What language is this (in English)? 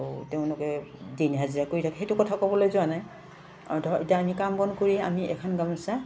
Assamese